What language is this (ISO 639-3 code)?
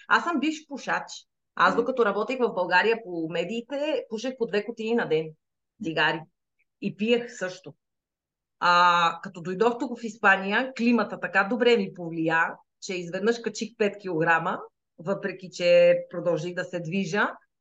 bul